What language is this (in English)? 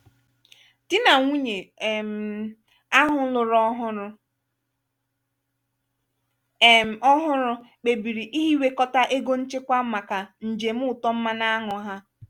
Igbo